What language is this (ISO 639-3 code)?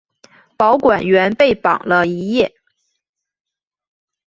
zho